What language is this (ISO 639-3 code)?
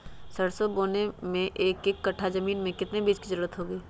mag